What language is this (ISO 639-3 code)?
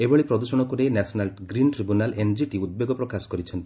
ori